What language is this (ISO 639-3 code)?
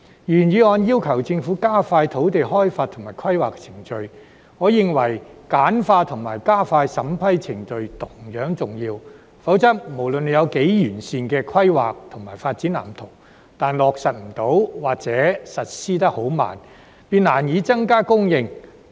yue